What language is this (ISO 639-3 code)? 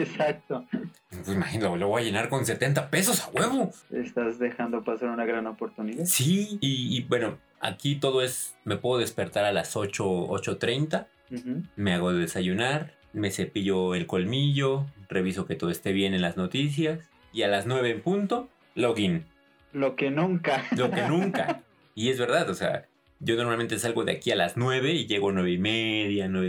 spa